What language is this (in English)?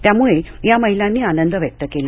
Marathi